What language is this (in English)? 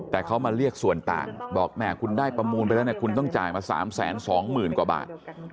Thai